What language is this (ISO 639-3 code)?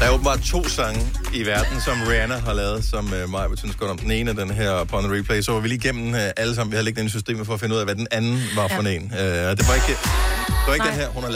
dan